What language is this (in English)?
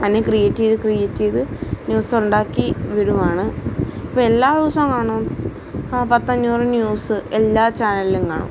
Malayalam